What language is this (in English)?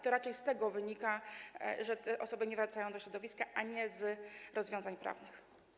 Polish